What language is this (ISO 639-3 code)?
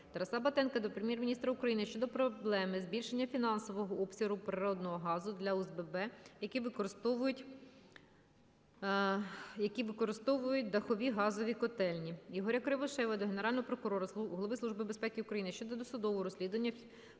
ukr